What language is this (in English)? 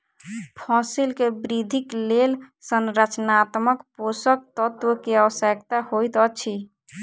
Maithili